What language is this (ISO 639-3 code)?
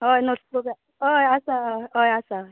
kok